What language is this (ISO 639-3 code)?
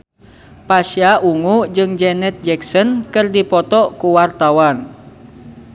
sun